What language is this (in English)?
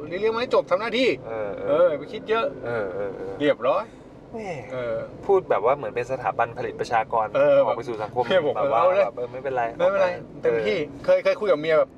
Thai